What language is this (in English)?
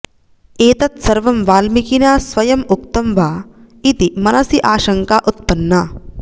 Sanskrit